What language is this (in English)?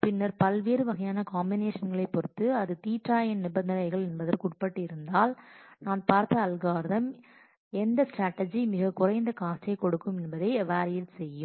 Tamil